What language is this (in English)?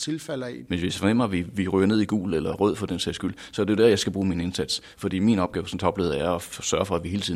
Danish